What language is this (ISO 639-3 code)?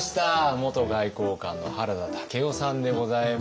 jpn